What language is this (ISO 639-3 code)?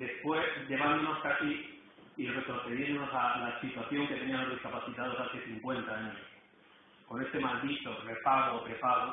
spa